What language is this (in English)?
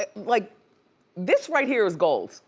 English